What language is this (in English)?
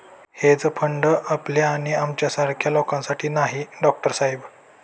Marathi